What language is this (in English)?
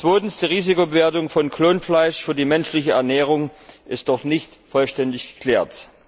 German